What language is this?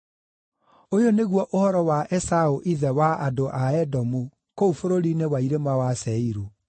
Kikuyu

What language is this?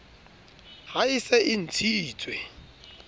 Southern Sotho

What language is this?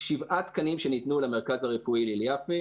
Hebrew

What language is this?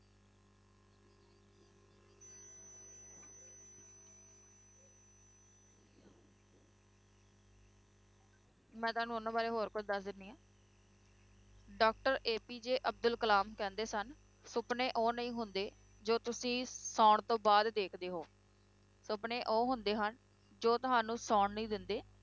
Punjabi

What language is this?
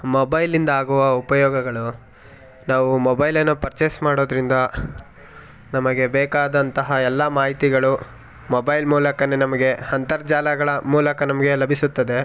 Kannada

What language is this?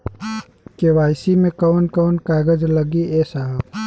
Bhojpuri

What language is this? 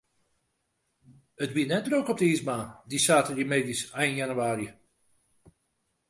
Western Frisian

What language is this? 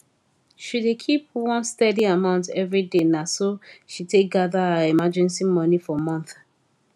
Nigerian Pidgin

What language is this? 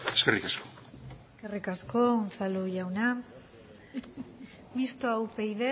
Basque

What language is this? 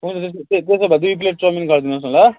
Nepali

